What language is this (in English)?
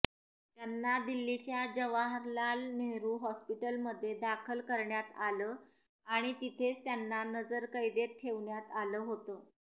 Marathi